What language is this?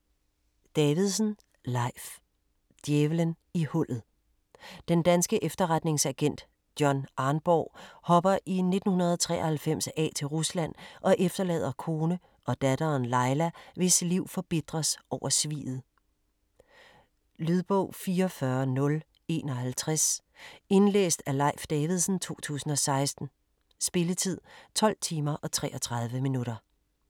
Danish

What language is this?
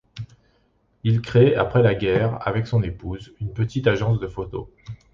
French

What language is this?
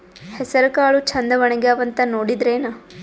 Kannada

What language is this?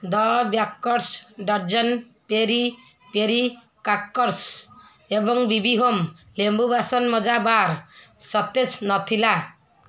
Odia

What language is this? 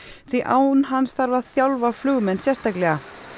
Icelandic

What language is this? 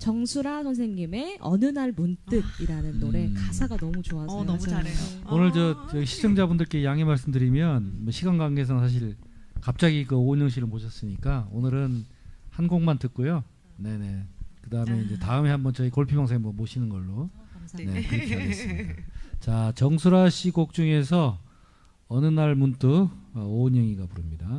Korean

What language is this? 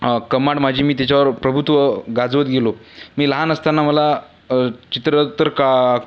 Marathi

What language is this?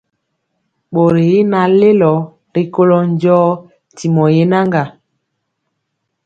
Mpiemo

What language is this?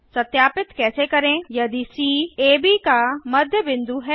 Hindi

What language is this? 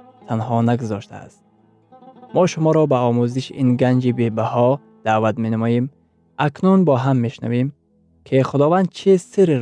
Persian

